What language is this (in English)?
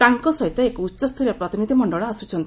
Odia